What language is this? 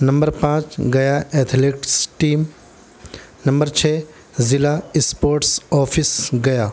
Urdu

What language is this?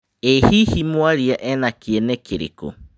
Kikuyu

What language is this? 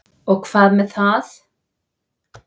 Icelandic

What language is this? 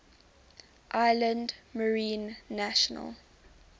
English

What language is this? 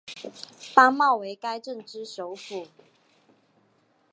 Chinese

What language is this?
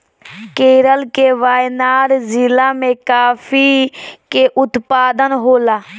Bhojpuri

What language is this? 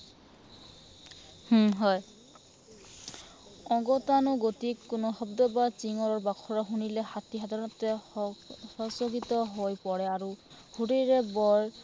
Assamese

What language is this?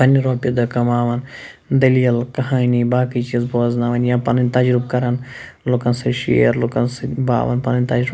Kashmiri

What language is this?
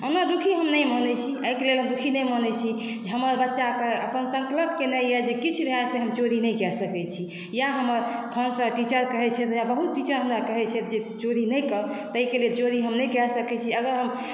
Maithili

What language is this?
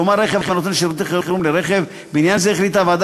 Hebrew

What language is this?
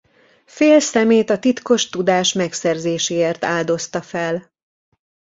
Hungarian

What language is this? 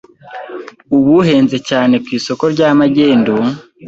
Kinyarwanda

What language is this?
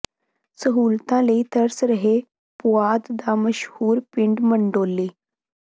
Punjabi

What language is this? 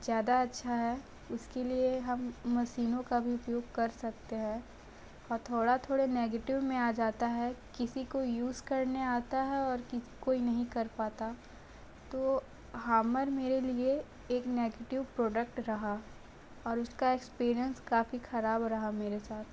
Hindi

